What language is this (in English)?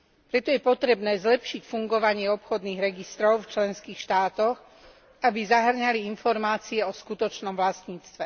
Slovak